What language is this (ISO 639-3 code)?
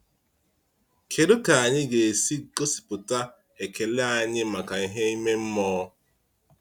ibo